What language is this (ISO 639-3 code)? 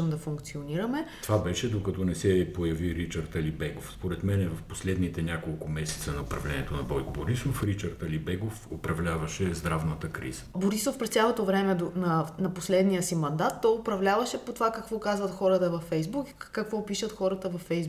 bul